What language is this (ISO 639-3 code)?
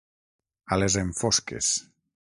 cat